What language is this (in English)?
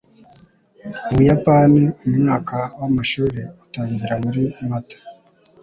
Kinyarwanda